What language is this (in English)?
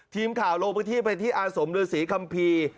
Thai